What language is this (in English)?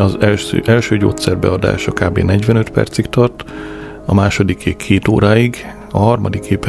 Hungarian